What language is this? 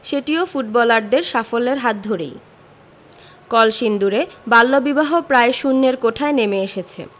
Bangla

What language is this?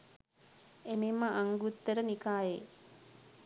Sinhala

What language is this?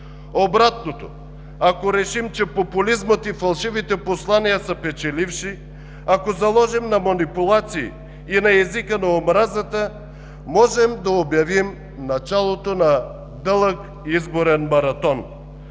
Bulgarian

